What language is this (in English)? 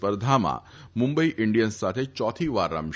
Gujarati